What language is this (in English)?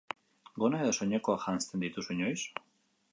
Basque